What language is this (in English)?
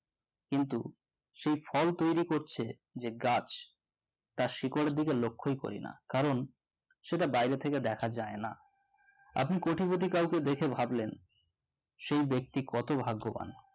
Bangla